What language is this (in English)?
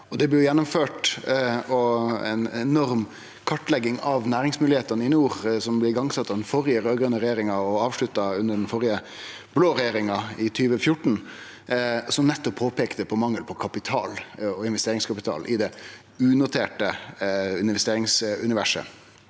Norwegian